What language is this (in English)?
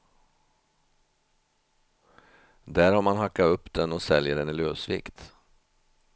Swedish